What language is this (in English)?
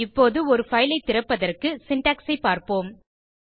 Tamil